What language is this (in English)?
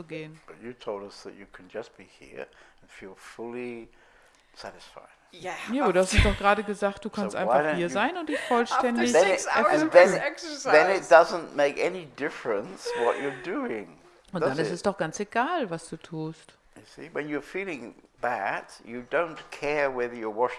German